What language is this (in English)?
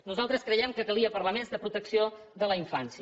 Catalan